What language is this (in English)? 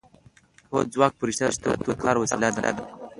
Pashto